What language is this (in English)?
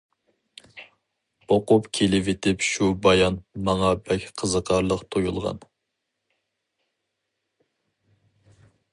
Uyghur